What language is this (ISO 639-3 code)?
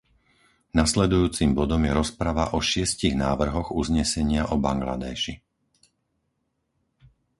slk